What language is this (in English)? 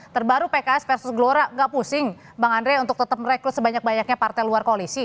Indonesian